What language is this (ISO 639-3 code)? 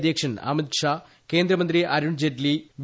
mal